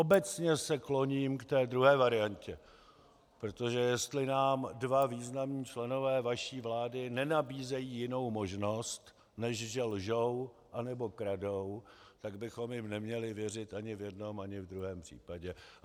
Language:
Czech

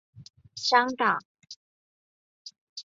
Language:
Chinese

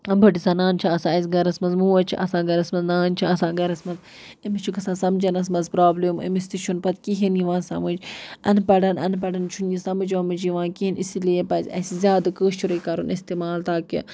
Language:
Kashmiri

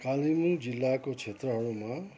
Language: Nepali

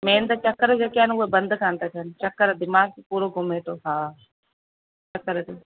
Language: Sindhi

